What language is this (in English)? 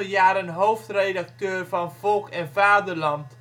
Dutch